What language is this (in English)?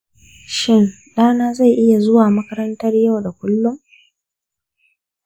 Hausa